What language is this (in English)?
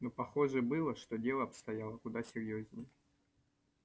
Russian